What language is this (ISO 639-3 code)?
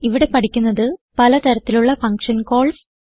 mal